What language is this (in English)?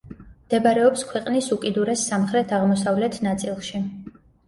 Georgian